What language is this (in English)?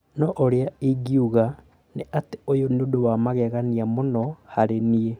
Kikuyu